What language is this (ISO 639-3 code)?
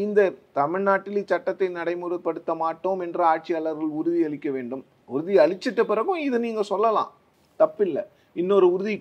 kor